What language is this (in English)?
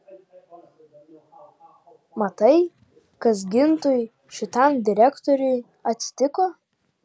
Lithuanian